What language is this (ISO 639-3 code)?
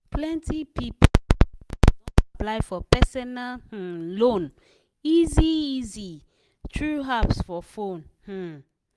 pcm